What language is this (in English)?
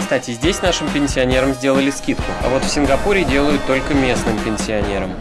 Russian